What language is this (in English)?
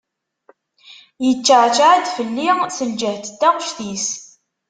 Kabyle